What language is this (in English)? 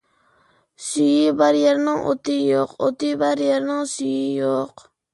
Uyghur